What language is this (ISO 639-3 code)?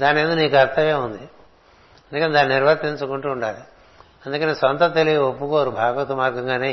tel